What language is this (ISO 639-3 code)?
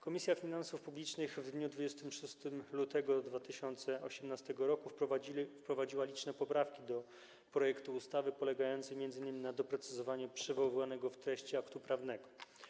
pol